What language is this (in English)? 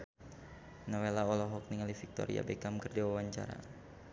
Sundanese